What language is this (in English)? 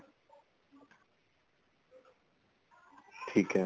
Punjabi